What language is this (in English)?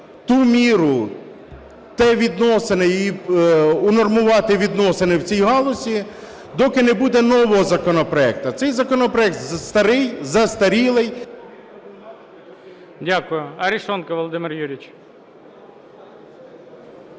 Ukrainian